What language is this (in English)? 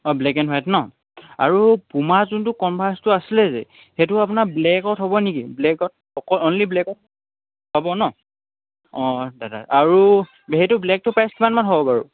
Assamese